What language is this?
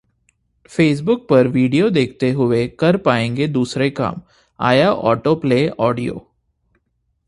Hindi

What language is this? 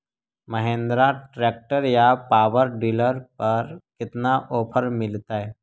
Magahi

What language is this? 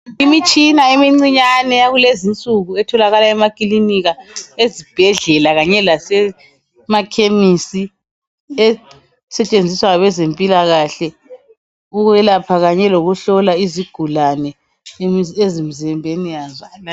North Ndebele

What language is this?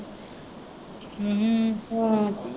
Punjabi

